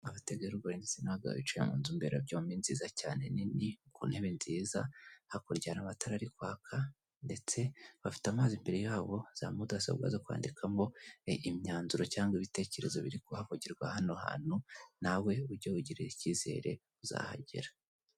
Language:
Kinyarwanda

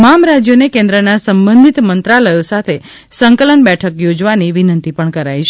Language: Gujarati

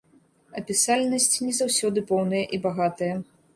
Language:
Belarusian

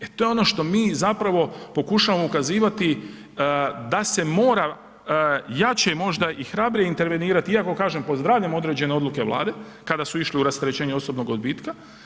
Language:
Croatian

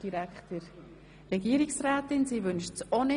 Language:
Swiss German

